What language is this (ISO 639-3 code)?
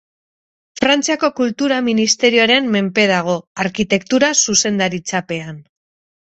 eus